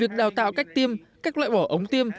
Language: Vietnamese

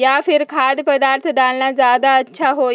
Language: Magahi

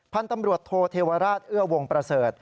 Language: Thai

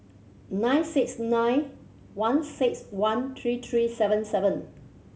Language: English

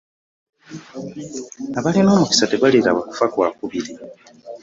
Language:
Ganda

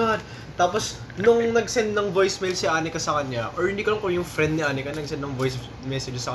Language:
Filipino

